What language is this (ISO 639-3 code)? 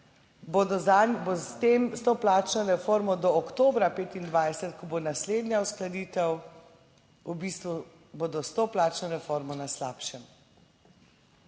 slv